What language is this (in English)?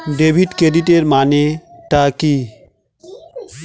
Bangla